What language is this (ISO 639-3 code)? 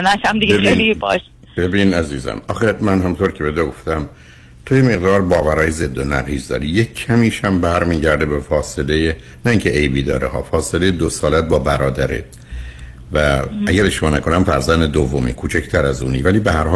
fas